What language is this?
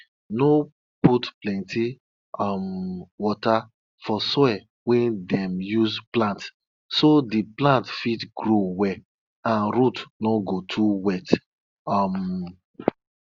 Nigerian Pidgin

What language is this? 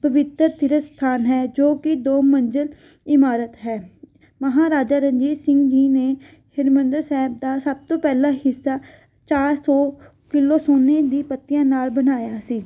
Punjabi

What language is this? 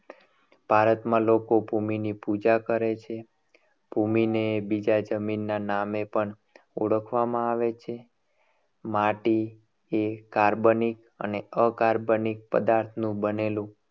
Gujarati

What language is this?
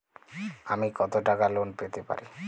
Bangla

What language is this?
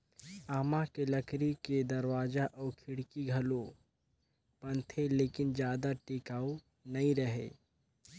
Chhattisgarhi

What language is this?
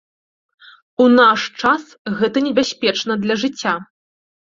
Belarusian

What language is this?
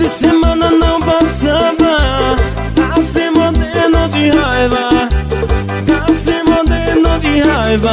Portuguese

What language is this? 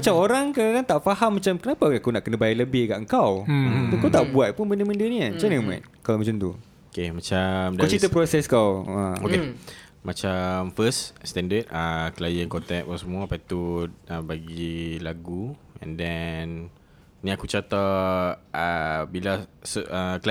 Malay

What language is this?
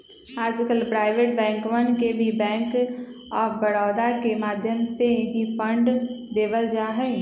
Magahi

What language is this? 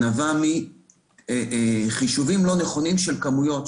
Hebrew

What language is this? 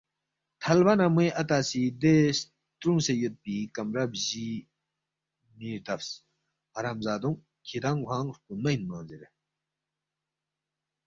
Balti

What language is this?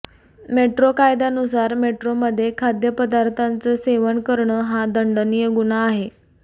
Marathi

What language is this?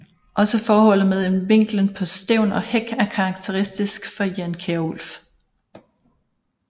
Danish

